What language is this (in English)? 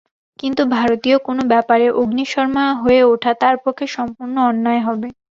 Bangla